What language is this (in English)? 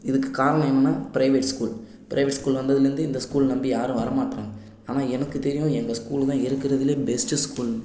Tamil